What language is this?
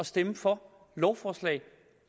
Danish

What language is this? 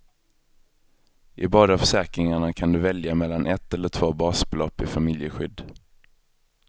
Swedish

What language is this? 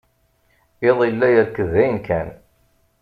Kabyle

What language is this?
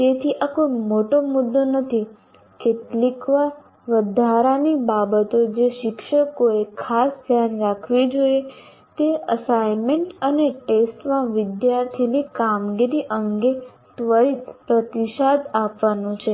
Gujarati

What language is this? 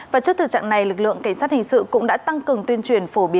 Vietnamese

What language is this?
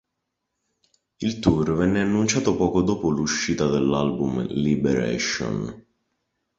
Italian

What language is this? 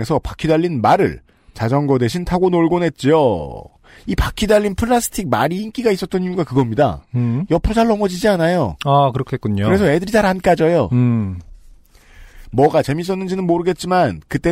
Korean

